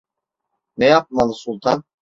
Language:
Turkish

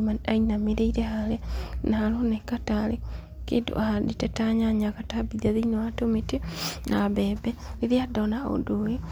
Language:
Kikuyu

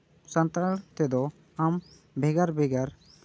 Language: Santali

